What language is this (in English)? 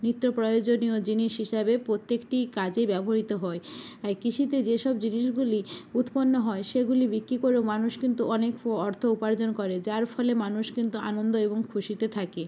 Bangla